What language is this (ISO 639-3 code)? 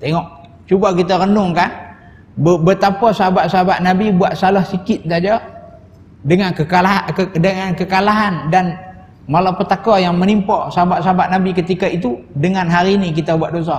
msa